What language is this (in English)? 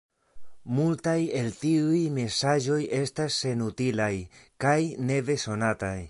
Esperanto